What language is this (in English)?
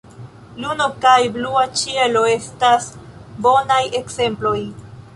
Esperanto